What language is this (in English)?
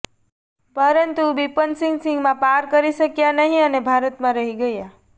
Gujarati